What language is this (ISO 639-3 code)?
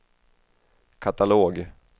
swe